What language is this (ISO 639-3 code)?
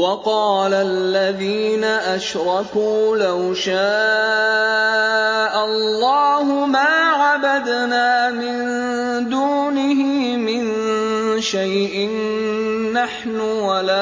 ara